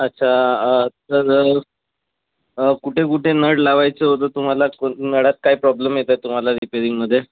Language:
Marathi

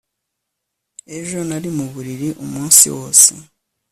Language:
Kinyarwanda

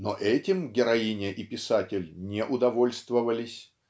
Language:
Russian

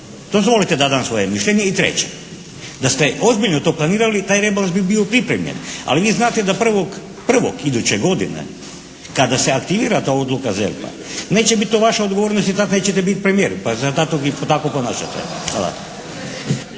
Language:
Croatian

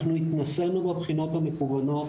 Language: Hebrew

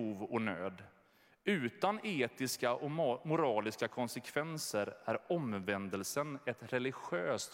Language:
Swedish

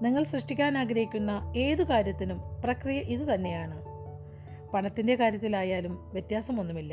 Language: Malayalam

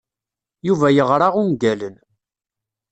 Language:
Kabyle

